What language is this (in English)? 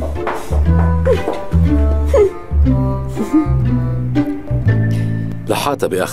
Arabic